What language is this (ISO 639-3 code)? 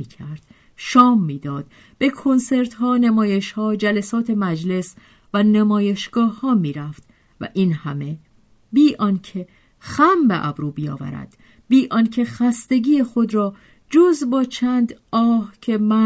fas